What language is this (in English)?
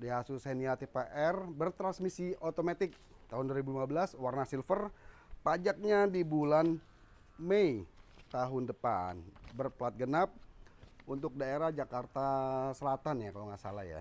Indonesian